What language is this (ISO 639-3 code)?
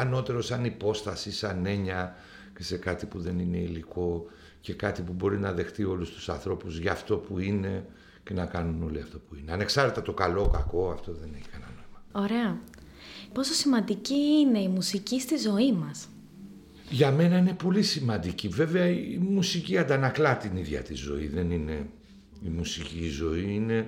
ell